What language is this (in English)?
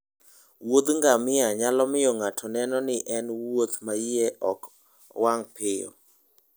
Luo (Kenya and Tanzania)